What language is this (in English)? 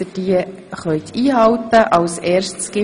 Swiss German